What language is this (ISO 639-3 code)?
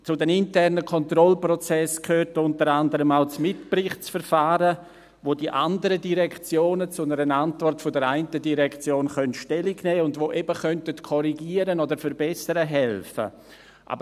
gsw